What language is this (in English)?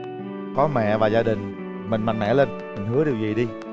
Vietnamese